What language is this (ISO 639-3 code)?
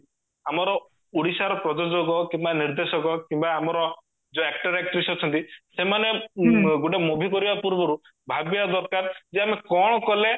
ori